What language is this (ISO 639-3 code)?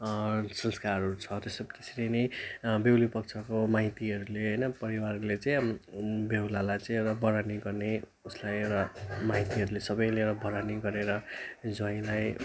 nep